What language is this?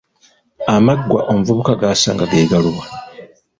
Ganda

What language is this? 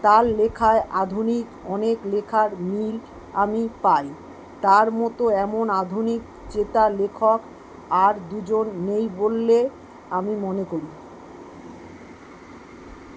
Bangla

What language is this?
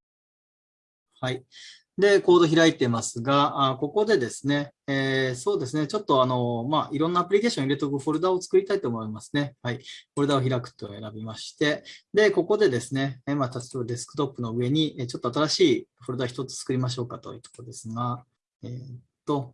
Japanese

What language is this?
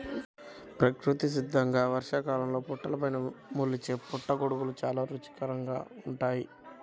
Telugu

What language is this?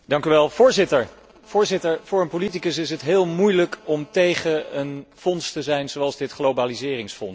Dutch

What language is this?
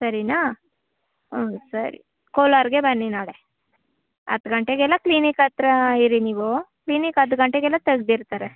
Kannada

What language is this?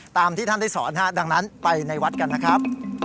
Thai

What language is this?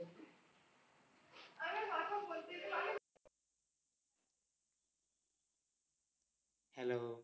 Bangla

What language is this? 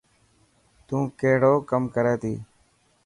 Dhatki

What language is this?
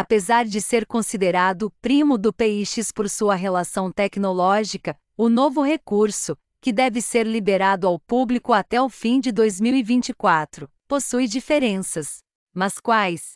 Portuguese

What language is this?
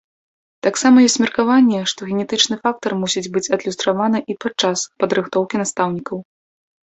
Belarusian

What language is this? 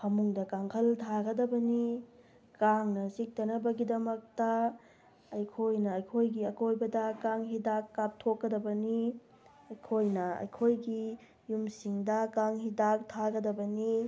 Manipuri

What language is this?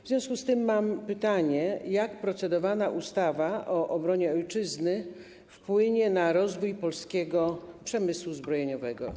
Polish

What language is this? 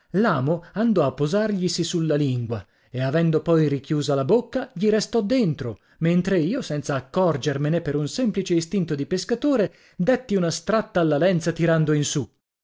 Italian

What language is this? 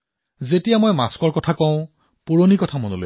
Assamese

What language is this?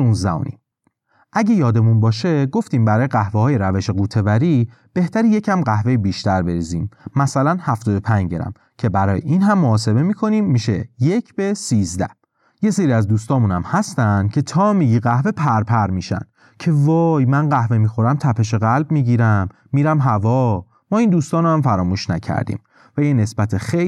Persian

